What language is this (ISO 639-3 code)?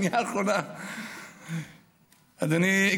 heb